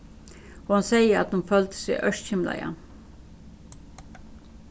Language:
Faroese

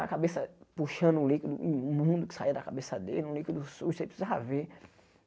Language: Portuguese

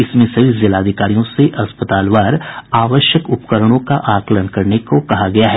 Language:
Hindi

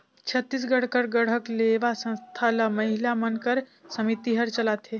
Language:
Chhattisgarhi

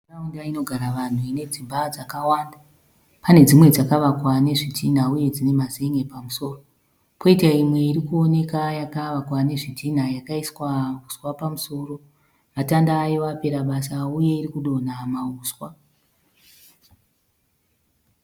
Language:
Shona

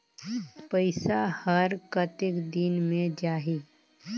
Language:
Chhattisgarhi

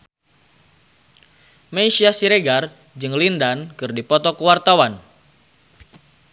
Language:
Sundanese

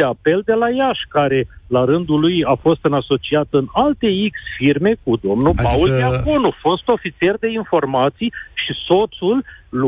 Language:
Romanian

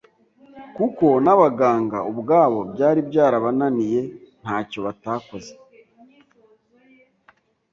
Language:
Kinyarwanda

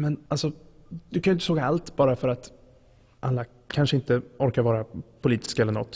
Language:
Swedish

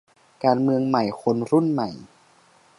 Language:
Thai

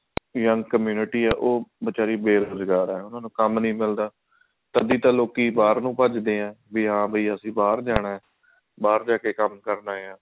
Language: Punjabi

